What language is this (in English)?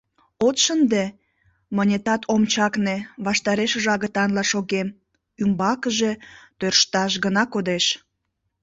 Mari